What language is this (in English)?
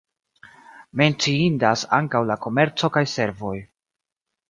Esperanto